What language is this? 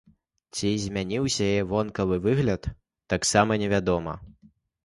Belarusian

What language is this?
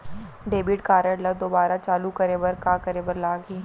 Chhattisgarhi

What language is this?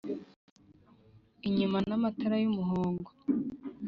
Kinyarwanda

